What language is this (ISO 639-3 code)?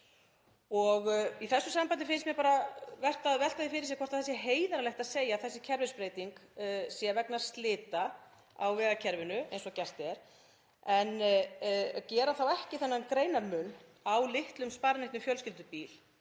isl